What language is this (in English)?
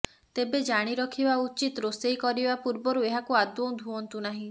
Odia